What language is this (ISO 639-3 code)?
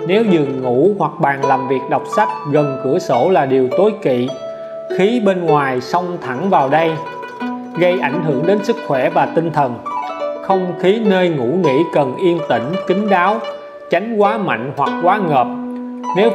vie